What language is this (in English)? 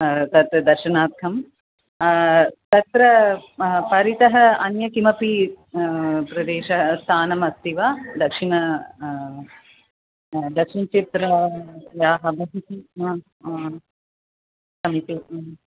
Sanskrit